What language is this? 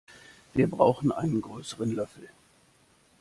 German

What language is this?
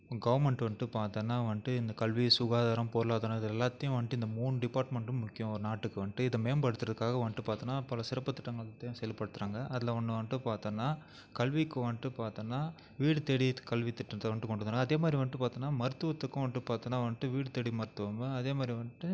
Tamil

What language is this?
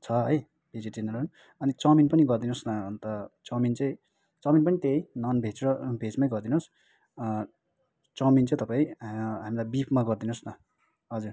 Nepali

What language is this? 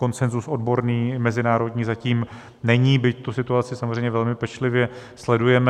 Czech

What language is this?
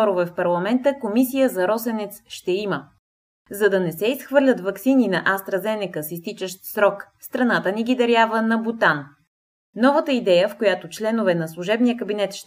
Bulgarian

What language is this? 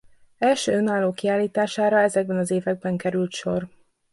Hungarian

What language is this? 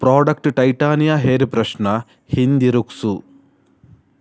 Kannada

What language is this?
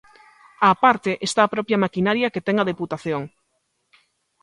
Galician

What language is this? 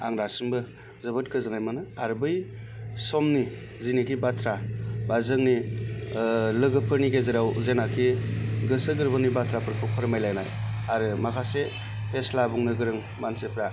Bodo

